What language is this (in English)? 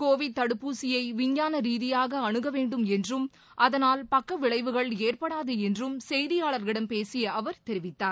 Tamil